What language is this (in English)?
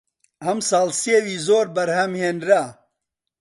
Central Kurdish